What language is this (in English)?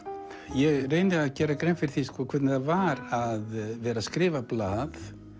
Icelandic